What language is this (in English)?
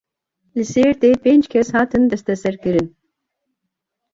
Kurdish